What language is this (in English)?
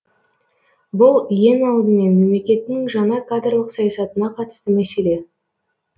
Kazakh